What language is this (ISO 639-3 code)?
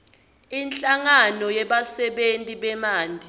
ssw